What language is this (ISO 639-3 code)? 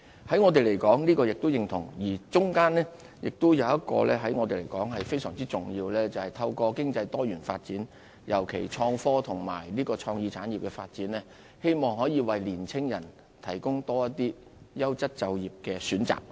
yue